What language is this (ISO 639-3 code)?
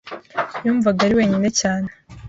kin